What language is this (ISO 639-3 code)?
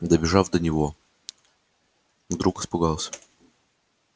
rus